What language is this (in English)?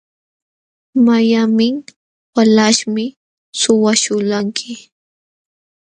Jauja Wanca Quechua